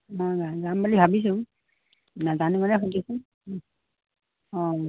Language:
Assamese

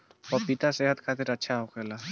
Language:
Bhojpuri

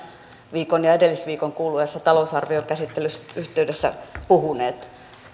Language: Finnish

